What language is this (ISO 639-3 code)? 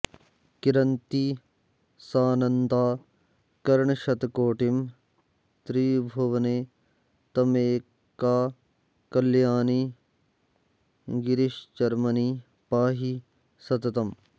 san